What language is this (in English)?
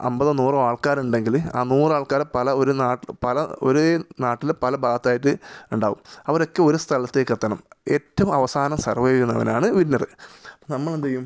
Malayalam